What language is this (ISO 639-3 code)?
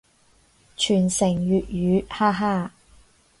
yue